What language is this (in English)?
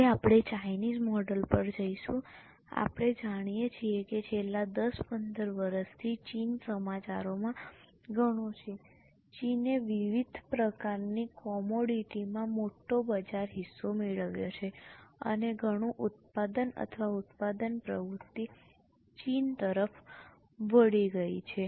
Gujarati